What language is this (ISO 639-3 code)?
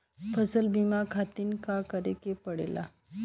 bho